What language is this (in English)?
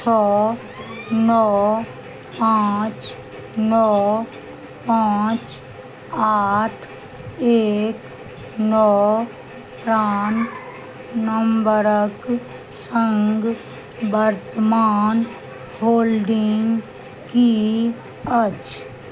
Maithili